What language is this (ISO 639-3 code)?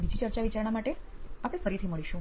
guj